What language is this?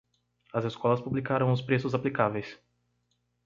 Portuguese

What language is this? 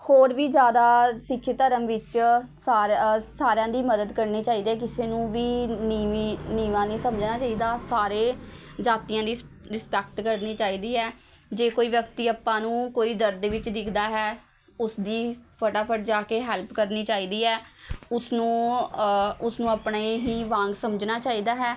Punjabi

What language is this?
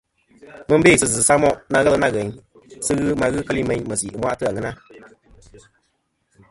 Kom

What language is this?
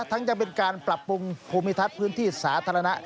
Thai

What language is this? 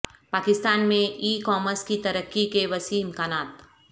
Urdu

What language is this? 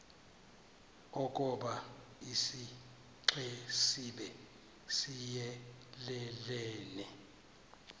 Xhosa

